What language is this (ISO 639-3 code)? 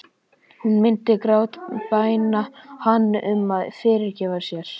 isl